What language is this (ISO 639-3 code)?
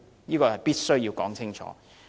yue